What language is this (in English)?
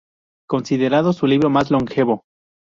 Spanish